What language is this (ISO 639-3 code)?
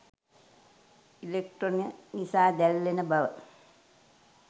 sin